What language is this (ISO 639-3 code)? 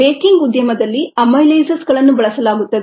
kan